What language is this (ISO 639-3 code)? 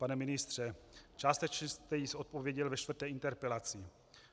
ces